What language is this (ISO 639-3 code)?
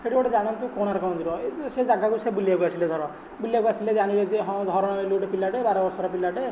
ori